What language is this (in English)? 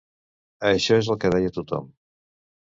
Catalan